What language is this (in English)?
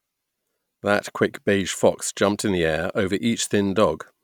English